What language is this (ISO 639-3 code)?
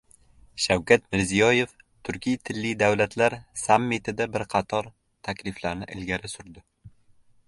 uzb